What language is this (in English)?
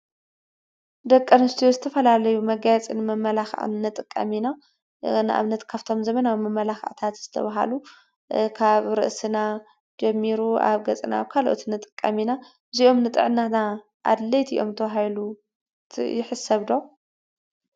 Tigrinya